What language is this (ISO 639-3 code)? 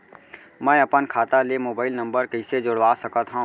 hne